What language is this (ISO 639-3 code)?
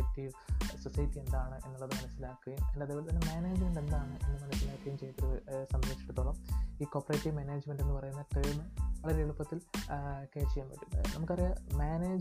mal